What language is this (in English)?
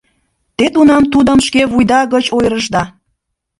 Mari